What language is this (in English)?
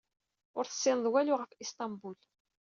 Kabyle